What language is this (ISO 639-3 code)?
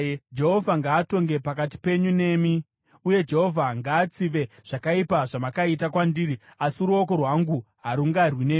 sna